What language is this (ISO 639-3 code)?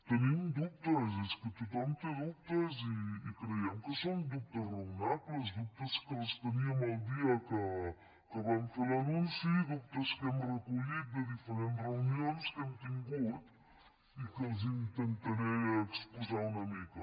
cat